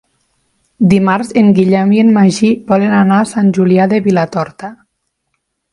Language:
Catalan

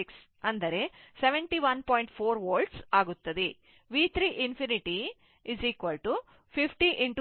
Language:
Kannada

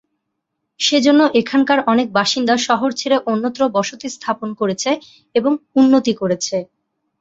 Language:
Bangla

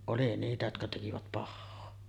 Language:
Finnish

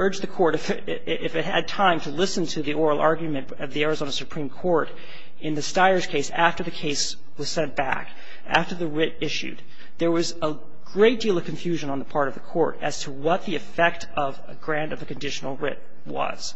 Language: English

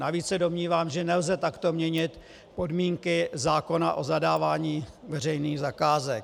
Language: Czech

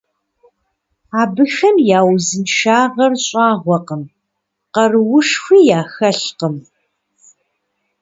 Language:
Kabardian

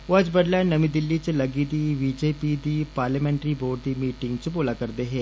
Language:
Dogri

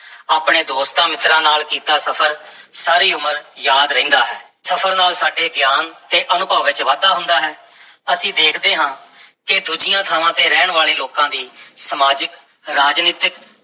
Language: Punjabi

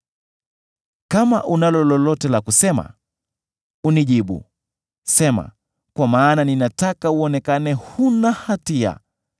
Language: Swahili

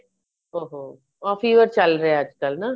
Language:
Punjabi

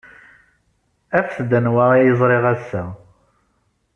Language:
Kabyle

